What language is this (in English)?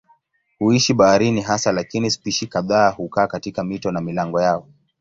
Swahili